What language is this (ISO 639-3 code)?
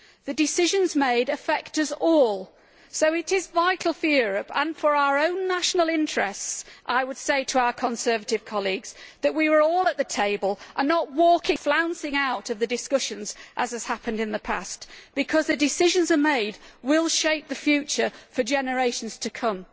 eng